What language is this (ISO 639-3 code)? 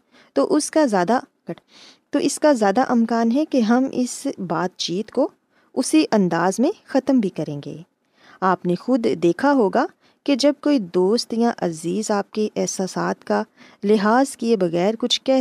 urd